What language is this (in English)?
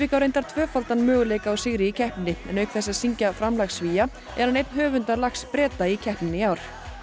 Icelandic